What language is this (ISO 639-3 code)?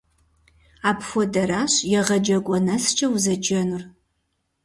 kbd